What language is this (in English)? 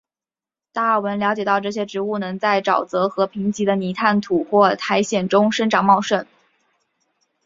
Chinese